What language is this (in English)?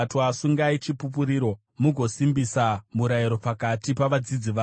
Shona